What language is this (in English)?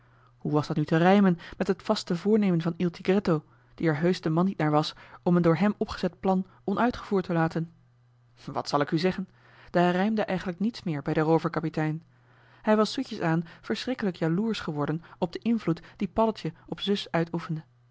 Dutch